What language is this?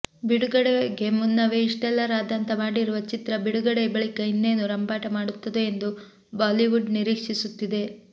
Kannada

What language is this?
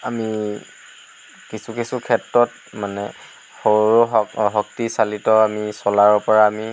Assamese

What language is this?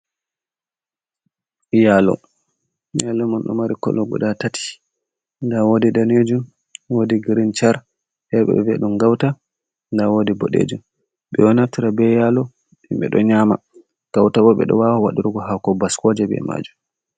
Fula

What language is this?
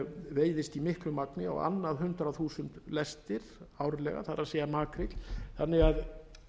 Icelandic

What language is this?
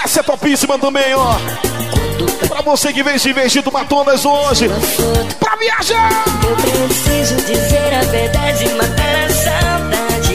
Portuguese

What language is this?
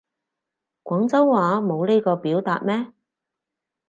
Cantonese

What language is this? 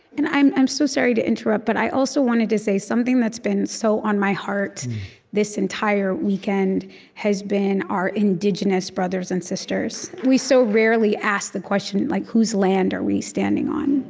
English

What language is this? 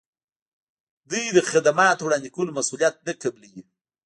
Pashto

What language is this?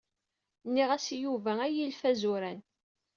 Kabyle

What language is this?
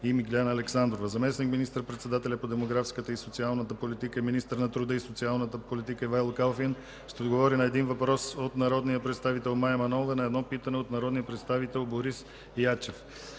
Bulgarian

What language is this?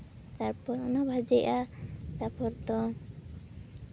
Santali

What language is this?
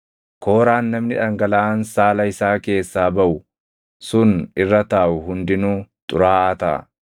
Oromo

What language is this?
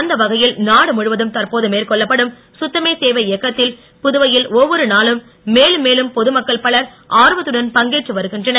Tamil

